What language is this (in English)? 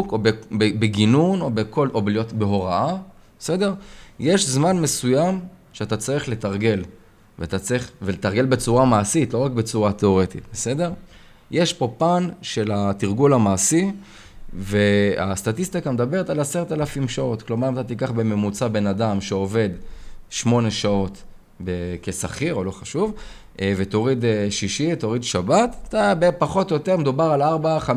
Hebrew